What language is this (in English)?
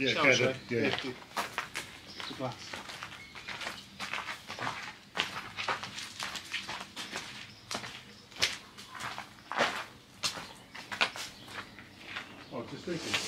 English